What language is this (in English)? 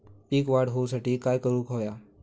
Marathi